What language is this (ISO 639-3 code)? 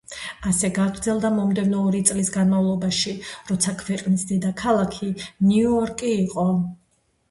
kat